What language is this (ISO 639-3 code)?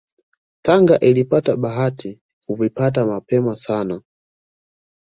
swa